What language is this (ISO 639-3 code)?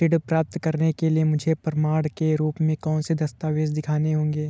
hin